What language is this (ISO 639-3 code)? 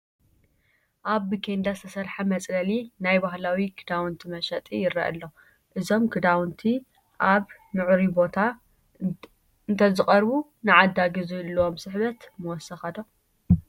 tir